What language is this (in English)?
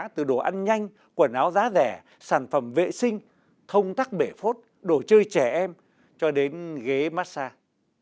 Vietnamese